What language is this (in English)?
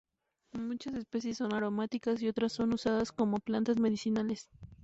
Spanish